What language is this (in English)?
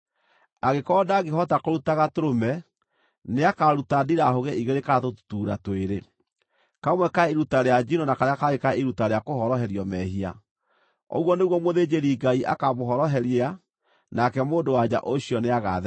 Kikuyu